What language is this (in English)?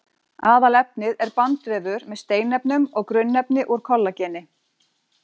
Icelandic